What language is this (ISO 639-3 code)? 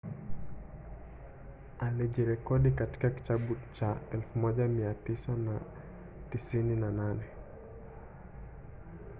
swa